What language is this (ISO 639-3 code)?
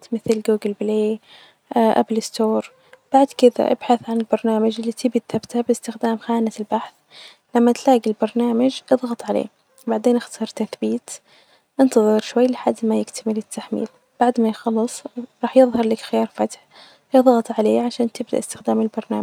ars